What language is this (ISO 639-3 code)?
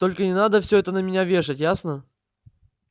rus